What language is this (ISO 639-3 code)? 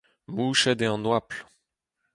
bre